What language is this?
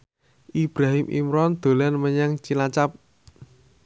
Javanese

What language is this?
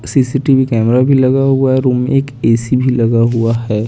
Hindi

